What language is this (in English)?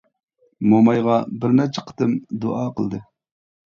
Uyghur